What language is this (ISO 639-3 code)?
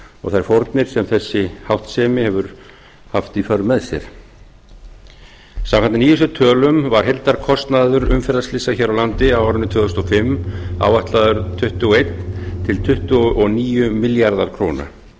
isl